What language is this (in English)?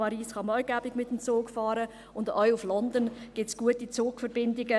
Swiss German